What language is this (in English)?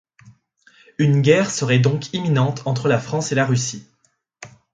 French